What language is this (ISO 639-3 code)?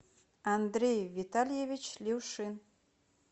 rus